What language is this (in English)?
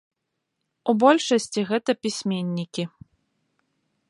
Belarusian